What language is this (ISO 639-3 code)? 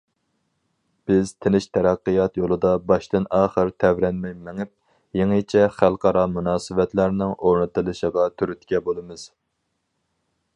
uig